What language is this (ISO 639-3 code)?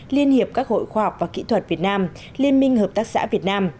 vie